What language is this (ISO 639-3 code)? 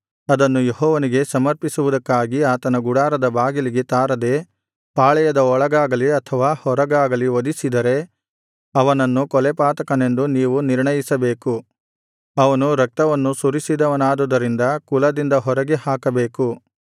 kan